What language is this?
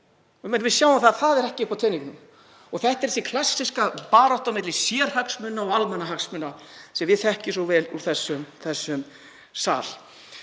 Icelandic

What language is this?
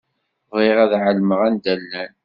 Kabyle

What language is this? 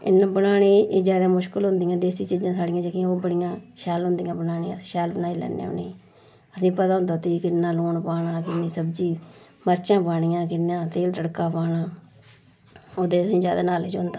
Dogri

